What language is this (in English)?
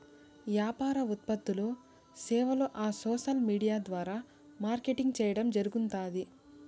Telugu